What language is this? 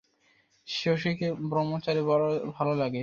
Bangla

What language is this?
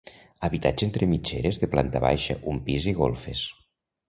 Catalan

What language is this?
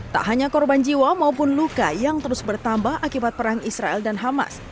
Indonesian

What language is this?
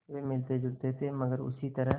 Hindi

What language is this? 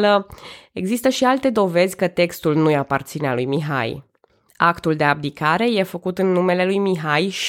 Romanian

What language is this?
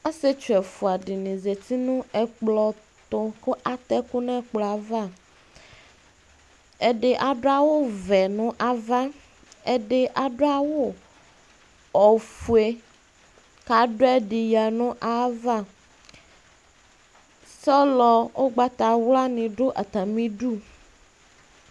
Ikposo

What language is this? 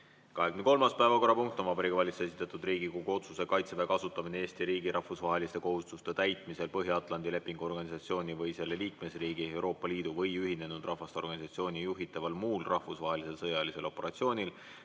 Estonian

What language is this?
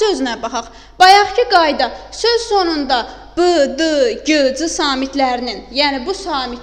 Turkish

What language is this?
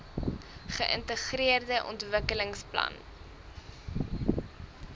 Afrikaans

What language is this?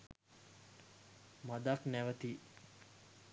Sinhala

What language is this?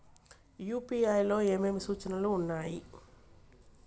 Telugu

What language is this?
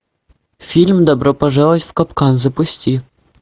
Russian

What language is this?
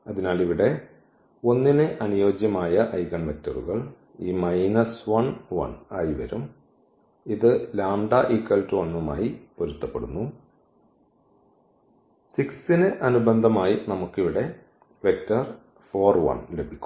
Malayalam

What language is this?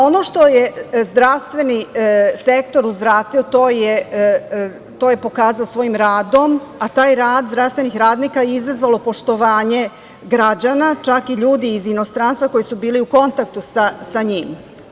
Serbian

